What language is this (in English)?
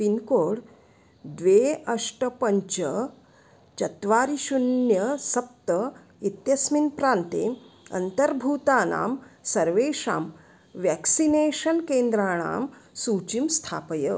Sanskrit